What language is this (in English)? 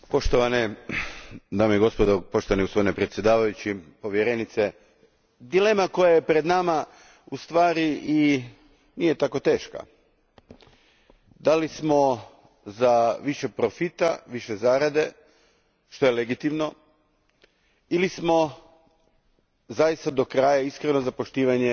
Croatian